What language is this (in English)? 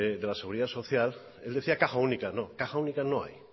Spanish